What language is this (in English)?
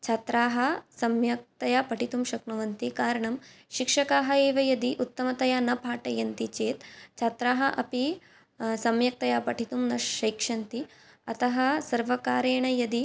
Sanskrit